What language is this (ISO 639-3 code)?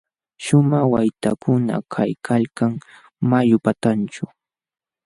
qxw